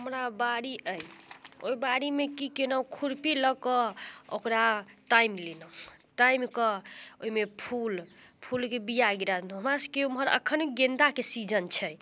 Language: Maithili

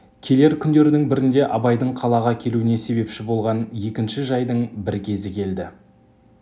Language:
Kazakh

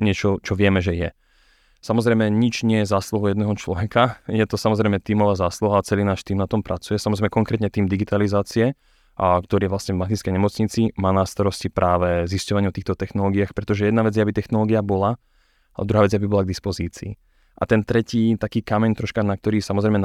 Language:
Slovak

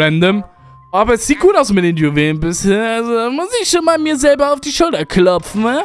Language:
German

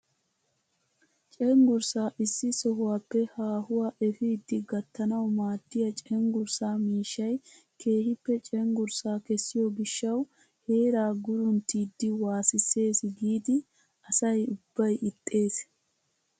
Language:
Wolaytta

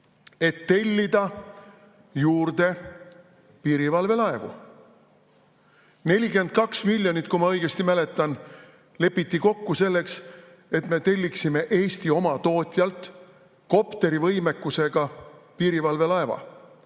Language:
Estonian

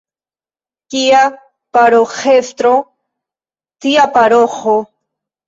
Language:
Esperanto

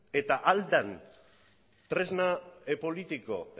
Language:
Basque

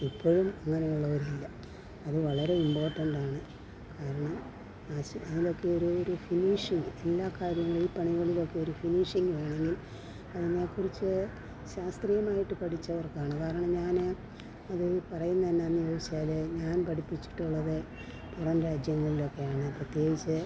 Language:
Malayalam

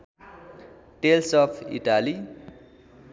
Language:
Nepali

